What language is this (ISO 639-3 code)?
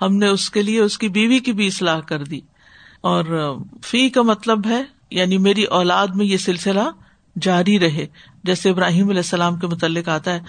urd